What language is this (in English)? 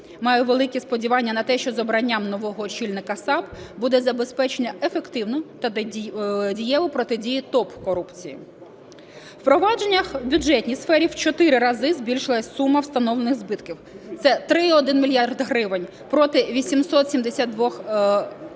Ukrainian